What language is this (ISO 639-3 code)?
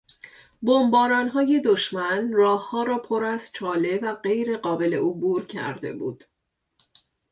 fas